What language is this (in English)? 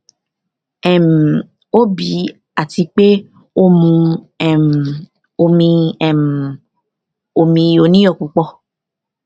Yoruba